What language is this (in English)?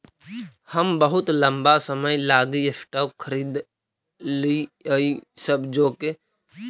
Magahi